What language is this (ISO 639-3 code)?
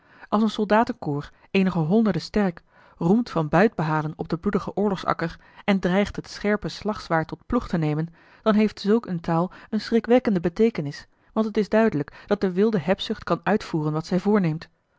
nld